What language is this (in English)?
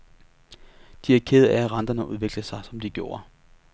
Danish